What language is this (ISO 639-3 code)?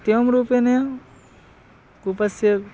san